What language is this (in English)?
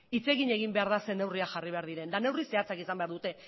Basque